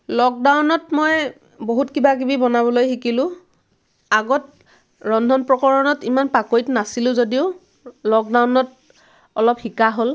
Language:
Assamese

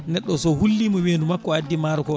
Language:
Fula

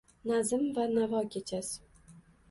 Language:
Uzbek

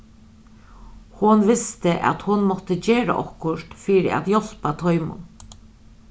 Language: Faroese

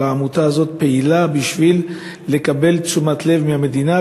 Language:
Hebrew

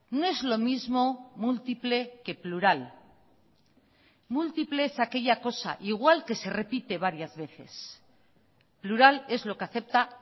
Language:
Spanish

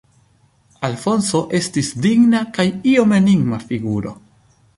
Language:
Esperanto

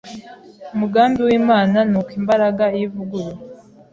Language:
Kinyarwanda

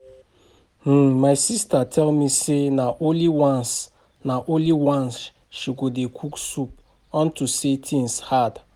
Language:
Nigerian Pidgin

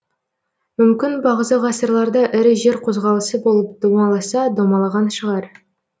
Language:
Kazakh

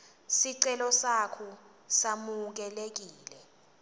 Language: Swati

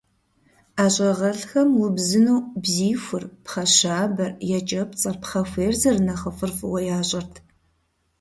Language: Kabardian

